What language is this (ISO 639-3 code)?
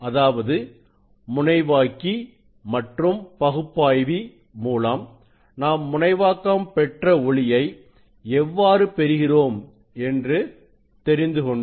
tam